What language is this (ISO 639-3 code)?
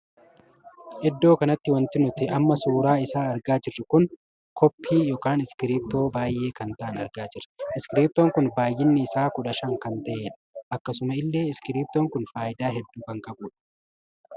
orm